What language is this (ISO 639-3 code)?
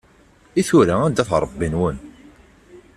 kab